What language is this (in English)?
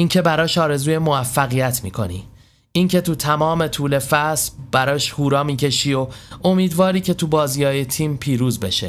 Persian